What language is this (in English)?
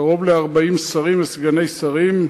Hebrew